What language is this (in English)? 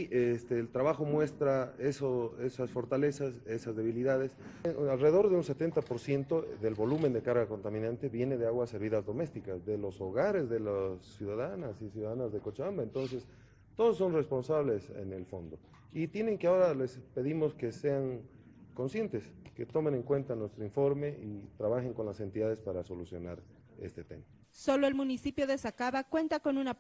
Spanish